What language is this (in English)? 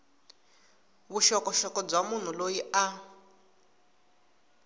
Tsonga